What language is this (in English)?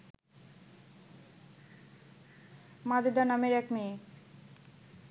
Bangla